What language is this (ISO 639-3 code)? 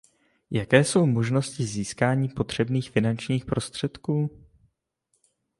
ces